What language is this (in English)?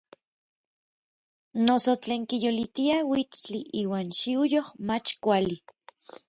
Orizaba Nahuatl